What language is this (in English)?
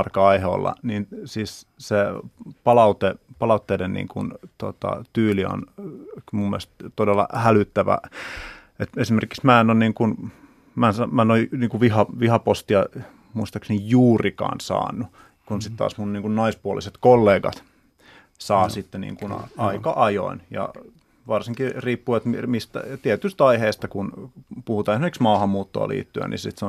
Finnish